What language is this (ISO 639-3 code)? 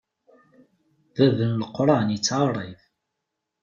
kab